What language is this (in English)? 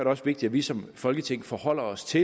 Danish